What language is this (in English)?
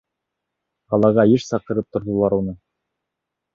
Bashkir